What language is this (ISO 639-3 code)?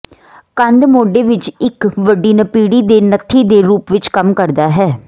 pan